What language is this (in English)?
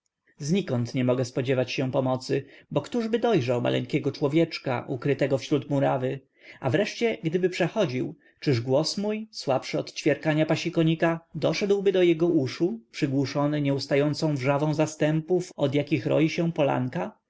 Polish